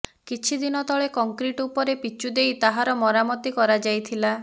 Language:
Odia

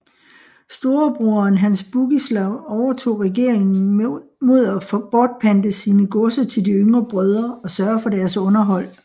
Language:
Danish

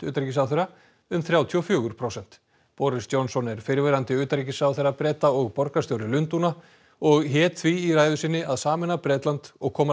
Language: Icelandic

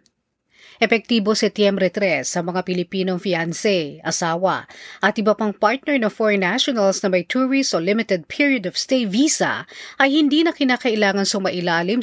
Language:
Filipino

